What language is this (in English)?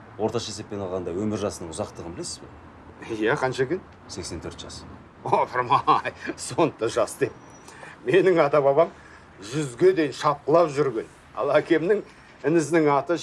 Kazakh